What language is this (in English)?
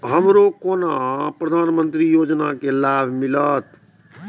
Maithili